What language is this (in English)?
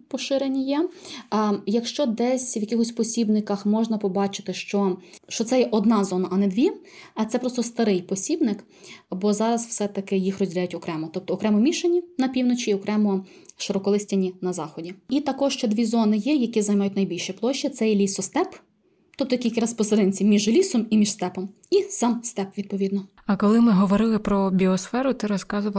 Ukrainian